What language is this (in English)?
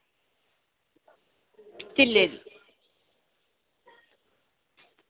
Dogri